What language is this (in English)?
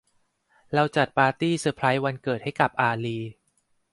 Thai